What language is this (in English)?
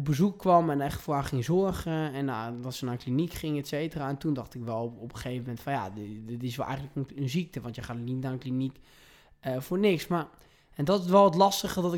Dutch